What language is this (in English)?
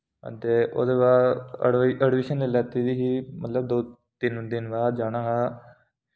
Dogri